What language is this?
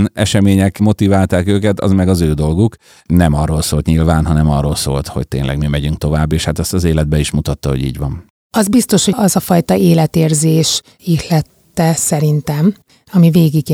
Hungarian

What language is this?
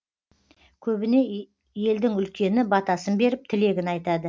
Kazakh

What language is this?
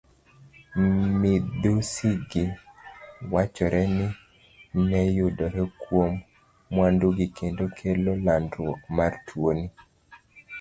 Luo (Kenya and Tanzania)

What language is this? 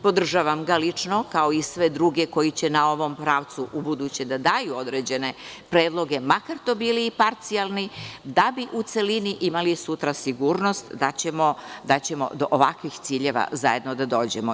Serbian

